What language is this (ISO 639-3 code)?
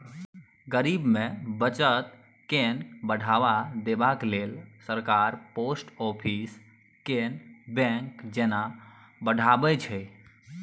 mai